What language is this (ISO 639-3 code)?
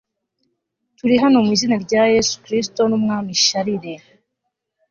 kin